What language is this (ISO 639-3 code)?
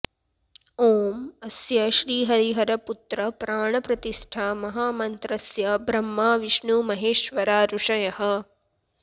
san